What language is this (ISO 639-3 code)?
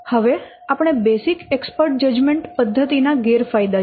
guj